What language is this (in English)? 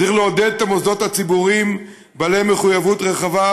Hebrew